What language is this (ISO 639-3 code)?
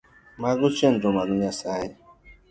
luo